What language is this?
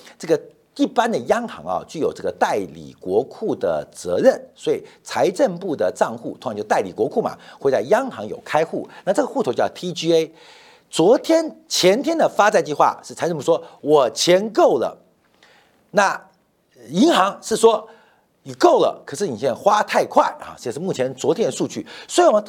Chinese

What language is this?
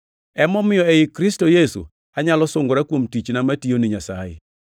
Luo (Kenya and Tanzania)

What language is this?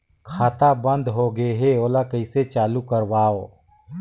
Chhattisgarhi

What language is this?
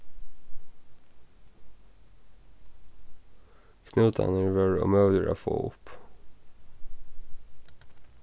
Faroese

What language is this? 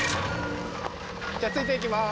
Japanese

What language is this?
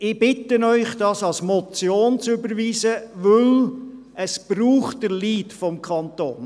Swiss German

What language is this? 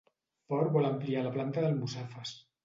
Catalan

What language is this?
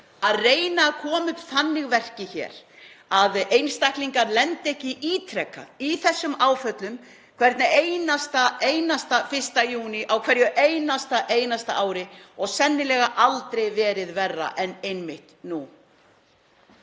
Icelandic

